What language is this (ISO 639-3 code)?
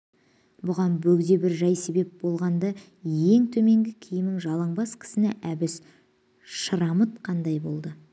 kaz